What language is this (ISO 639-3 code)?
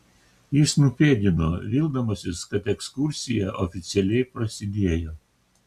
lit